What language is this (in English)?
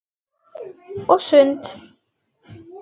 Icelandic